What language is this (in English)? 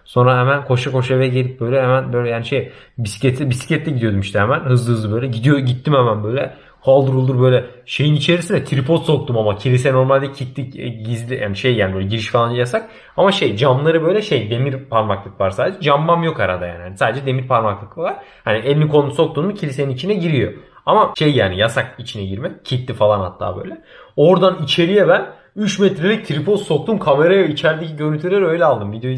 Turkish